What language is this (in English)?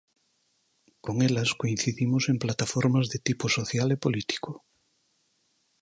Galician